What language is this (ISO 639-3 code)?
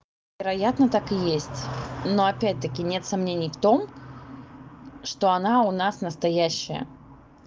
rus